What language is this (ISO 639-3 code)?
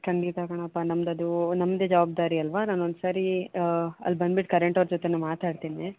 kan